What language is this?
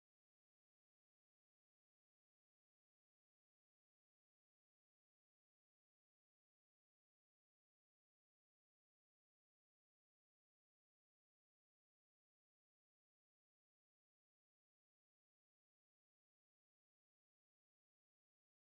Masai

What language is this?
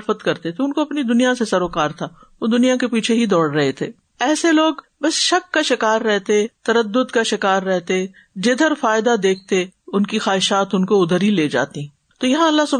Urdu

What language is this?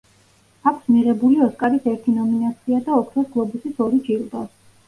Georgian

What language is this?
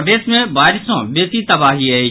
Maithili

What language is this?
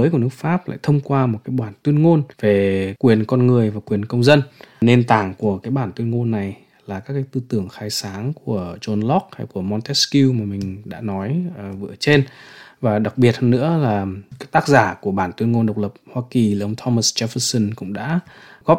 Vietnamese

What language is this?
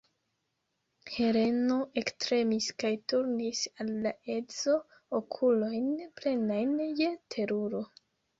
Esperanto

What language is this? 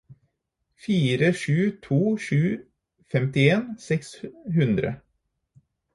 Norwegian Bokmål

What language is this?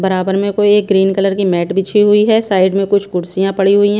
Hindi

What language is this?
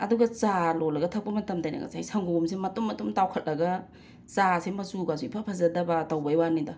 Manipuri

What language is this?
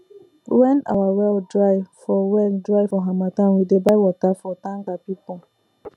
Nigerian Pidgin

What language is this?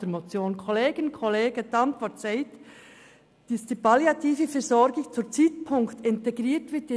Swiss German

